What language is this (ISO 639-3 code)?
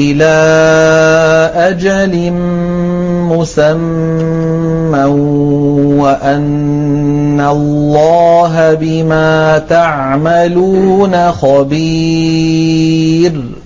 ara